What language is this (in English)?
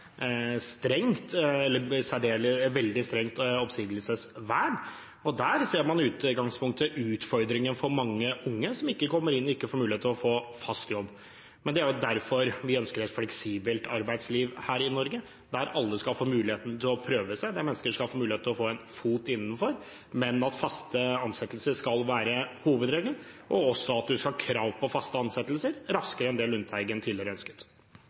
Norwegian Bokmål